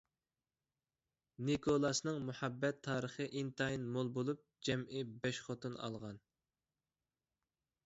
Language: Uyghur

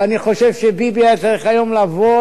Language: Hebrew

